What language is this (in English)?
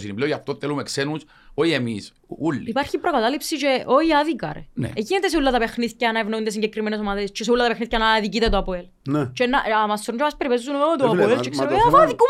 Greek